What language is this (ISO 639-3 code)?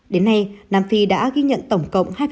vie